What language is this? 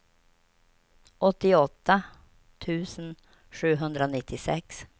Swedish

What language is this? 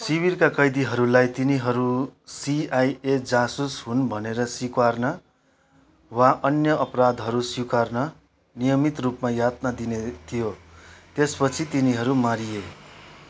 Nepali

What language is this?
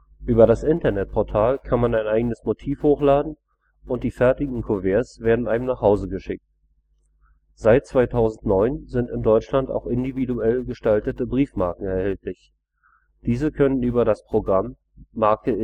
German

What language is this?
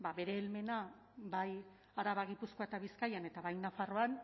Basque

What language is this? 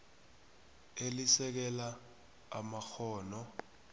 South Ndebele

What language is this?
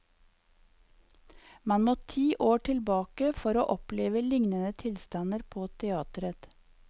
Norwegian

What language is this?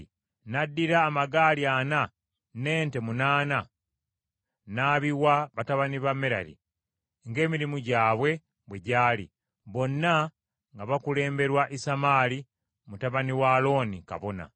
Ganda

